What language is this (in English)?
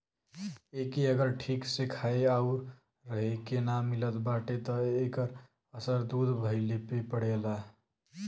Bhojpuri